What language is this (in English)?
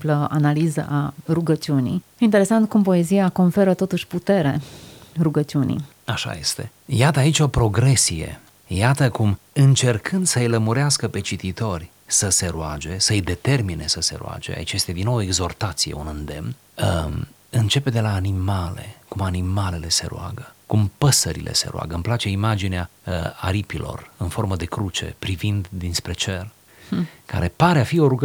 Romanian